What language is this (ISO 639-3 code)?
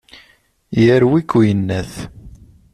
kab